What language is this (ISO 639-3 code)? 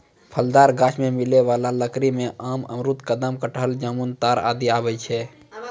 mai